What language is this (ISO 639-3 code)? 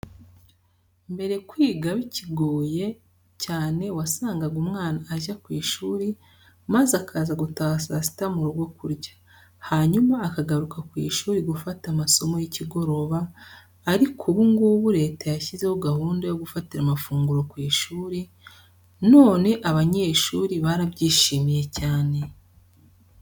kin